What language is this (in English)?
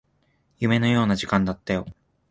Japanese